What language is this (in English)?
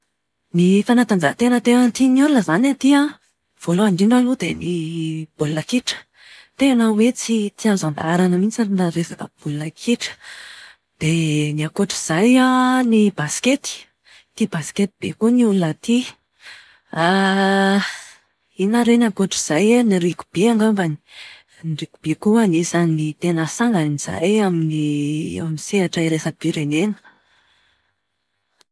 Malagasy